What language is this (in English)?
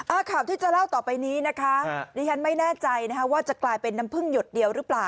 Thai